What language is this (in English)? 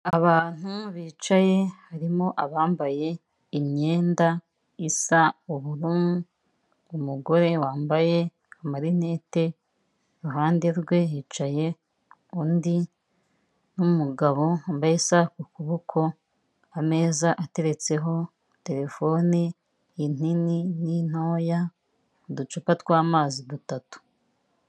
Kinyarwanda